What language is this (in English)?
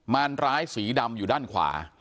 Thai